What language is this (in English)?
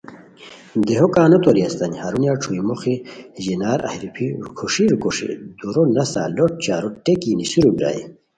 Khowar